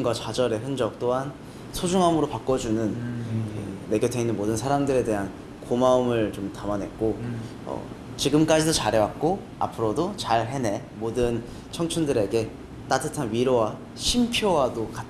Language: Korean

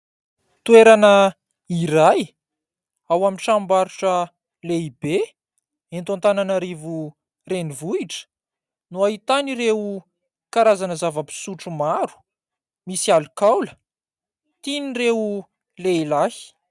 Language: Malagasy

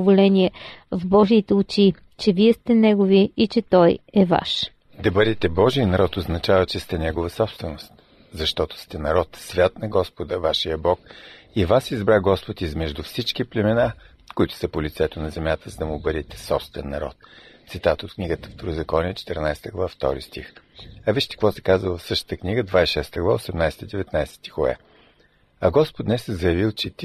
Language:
Bulgarian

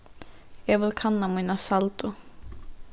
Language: Faroese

